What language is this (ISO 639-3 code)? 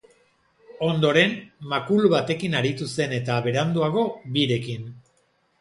eus